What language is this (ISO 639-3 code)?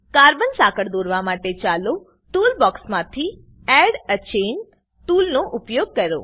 guj